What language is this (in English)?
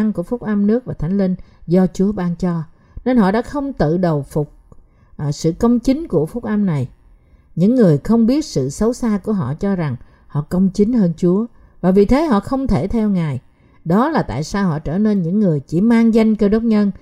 Vietnamese